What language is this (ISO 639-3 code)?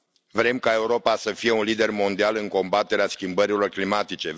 ron